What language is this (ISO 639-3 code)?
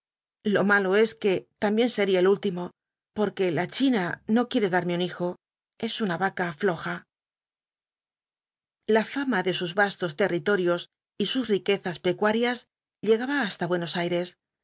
spa